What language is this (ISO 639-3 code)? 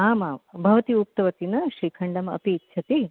san